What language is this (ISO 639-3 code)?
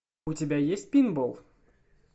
rus